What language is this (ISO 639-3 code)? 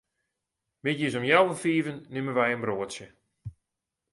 fry